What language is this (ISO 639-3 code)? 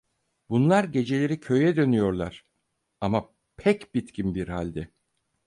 tur